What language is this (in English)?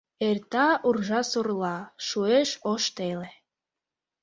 Mari